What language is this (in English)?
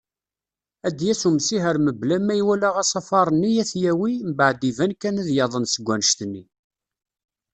Kabyle